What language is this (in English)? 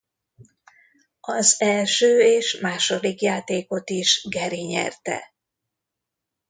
Hungarian